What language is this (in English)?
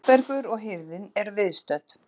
Icelandic